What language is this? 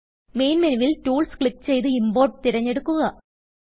Malayalam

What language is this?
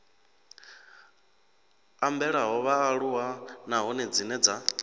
Venda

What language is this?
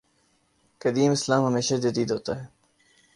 Urdu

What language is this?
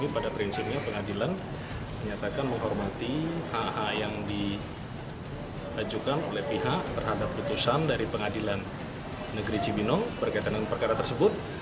Indonesian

